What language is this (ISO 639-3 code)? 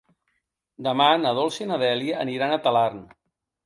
cat